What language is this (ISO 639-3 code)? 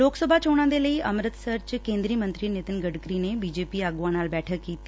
pan